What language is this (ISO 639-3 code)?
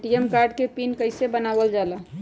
mag